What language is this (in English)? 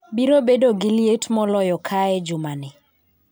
Luo (Kenya and Tanzania)